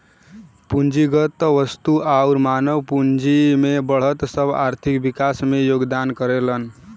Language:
Bhojpuri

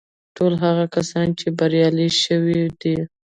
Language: Pashto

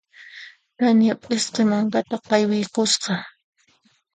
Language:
Puno Quechua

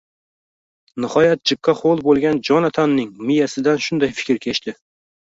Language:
Uzbek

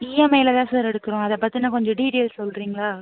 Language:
Tamil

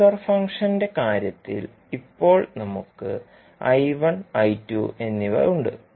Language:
Malayalam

